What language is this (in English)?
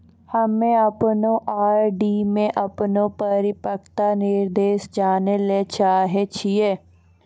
Maithili